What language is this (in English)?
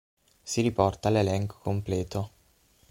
Italian